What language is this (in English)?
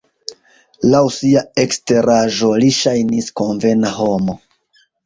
Esperanto